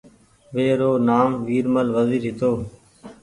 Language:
Goaria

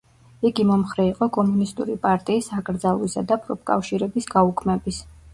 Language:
Georgian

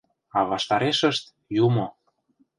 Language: Mari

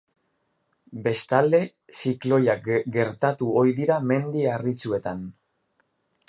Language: Basque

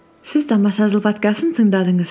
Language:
Kazakh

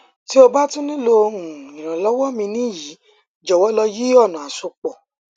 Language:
Yoruba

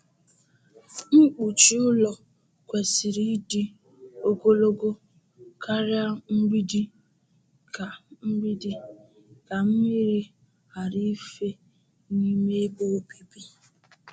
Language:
Igbo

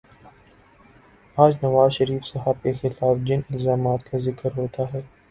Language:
Urdu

